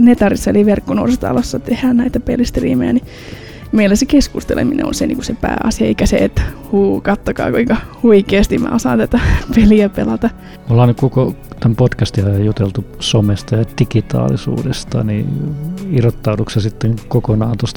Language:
Finnish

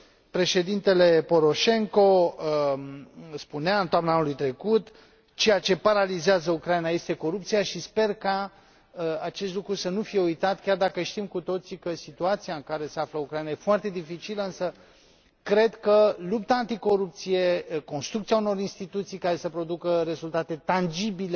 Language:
Romanian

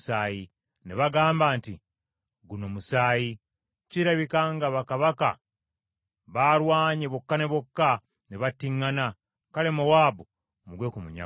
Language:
Ganda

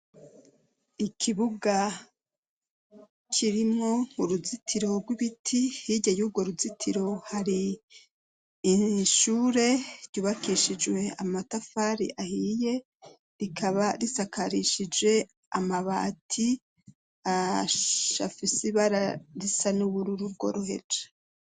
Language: Rundi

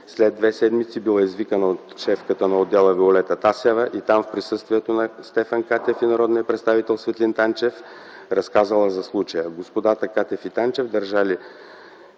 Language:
Bulgarian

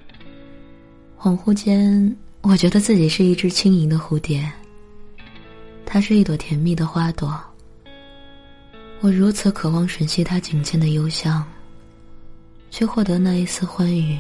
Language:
Chinese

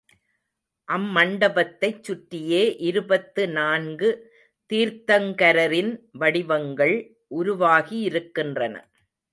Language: Tamil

